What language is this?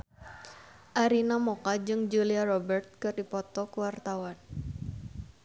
Sundanese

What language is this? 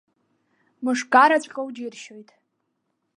Abkhazian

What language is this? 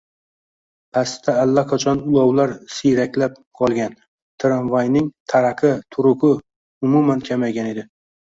Uzbek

